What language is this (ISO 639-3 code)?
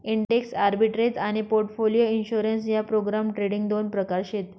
mar